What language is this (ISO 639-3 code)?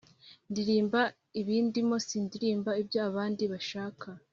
kin